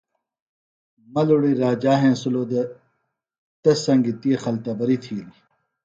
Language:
Phalura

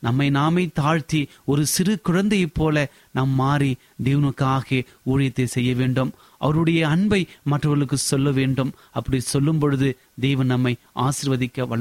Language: Tamil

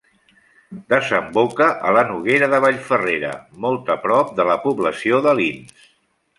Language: Catalan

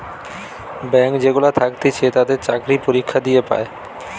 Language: Bangla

